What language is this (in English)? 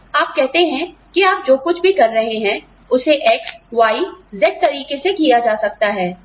Hindi